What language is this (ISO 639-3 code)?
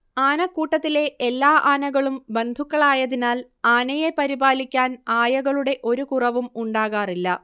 mal